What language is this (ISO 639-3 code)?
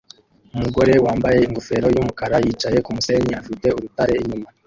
kin